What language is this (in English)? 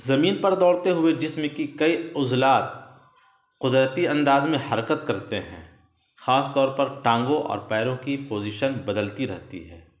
Urdu